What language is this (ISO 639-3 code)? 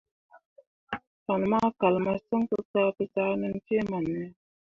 mua